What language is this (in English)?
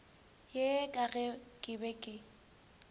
Northern Sotho